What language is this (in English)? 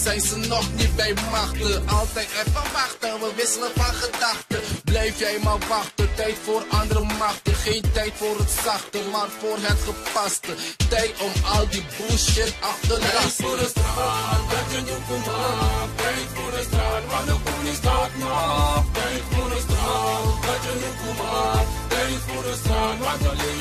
Dutch